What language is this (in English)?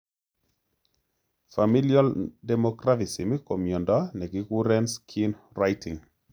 Kalenjin